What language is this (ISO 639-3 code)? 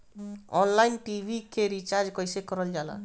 bho